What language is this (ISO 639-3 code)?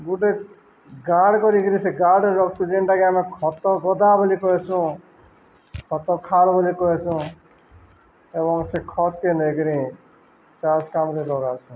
ori